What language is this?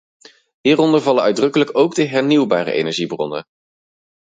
Dutch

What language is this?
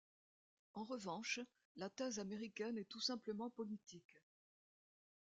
French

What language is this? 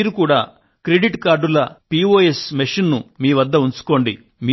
Telugu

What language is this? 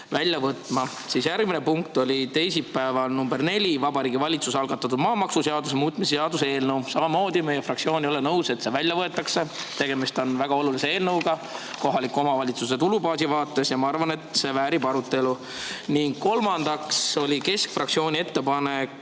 Estonian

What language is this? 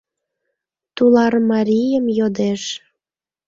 Mari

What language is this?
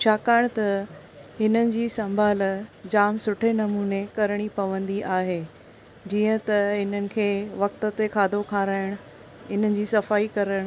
Sindhi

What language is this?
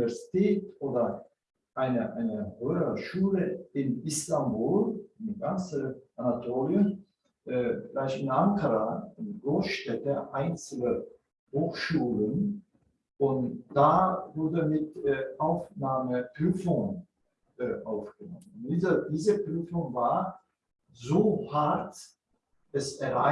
German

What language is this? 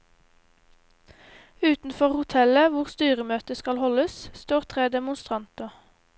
Norwegian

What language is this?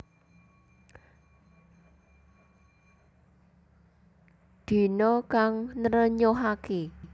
Javanese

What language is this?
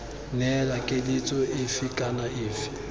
Tswana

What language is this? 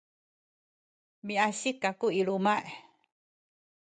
Sakizaya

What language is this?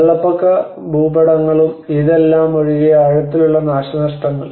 Malayalam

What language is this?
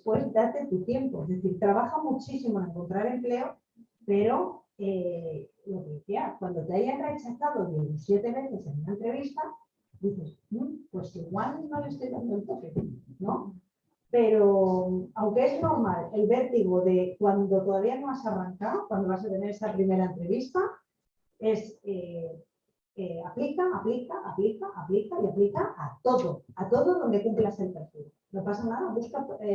Spanish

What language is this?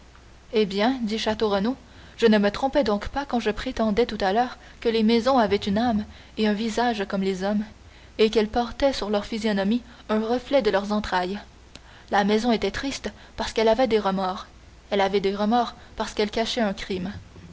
French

